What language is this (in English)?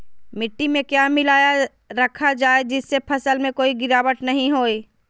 Magahi